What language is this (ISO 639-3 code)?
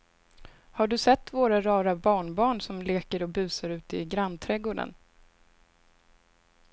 swe